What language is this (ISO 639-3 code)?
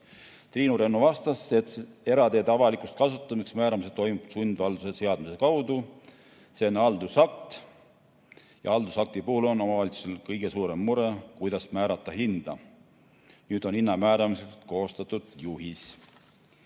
est